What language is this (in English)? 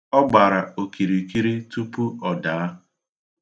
Igbo